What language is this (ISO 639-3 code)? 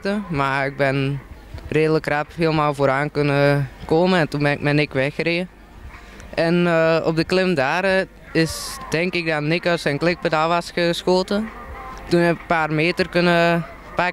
nld